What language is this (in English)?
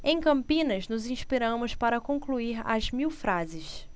Portuguese